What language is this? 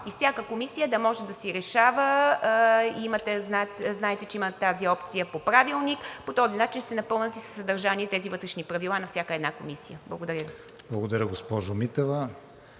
Bulgarian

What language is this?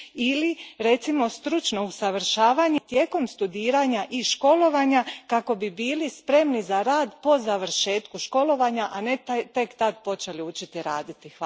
Croatian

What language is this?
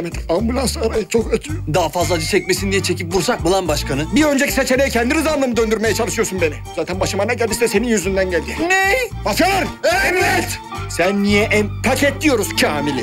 Turkish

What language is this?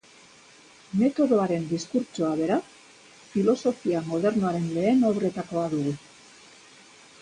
Basque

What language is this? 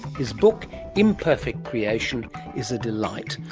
English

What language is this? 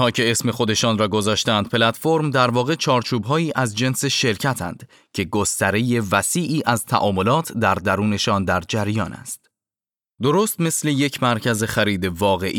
Persian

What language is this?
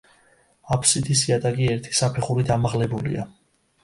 Georgian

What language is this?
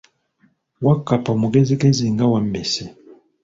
Ganda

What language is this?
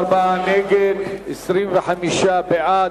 Hebrew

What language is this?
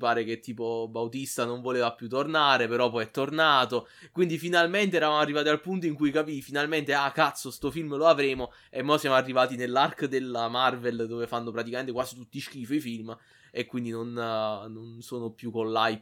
Italian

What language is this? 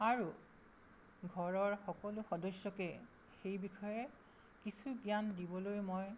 Assamese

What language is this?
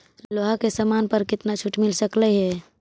Magahi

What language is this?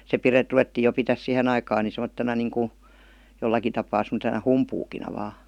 Finnish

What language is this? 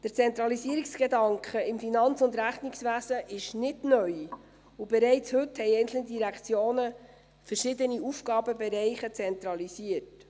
Swiss German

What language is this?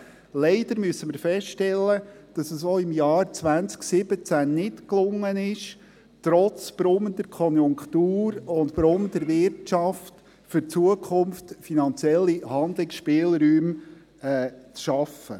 Swiss German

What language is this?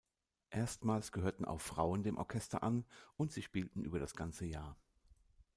German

